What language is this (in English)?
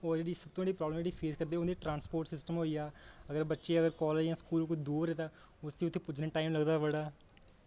Dogri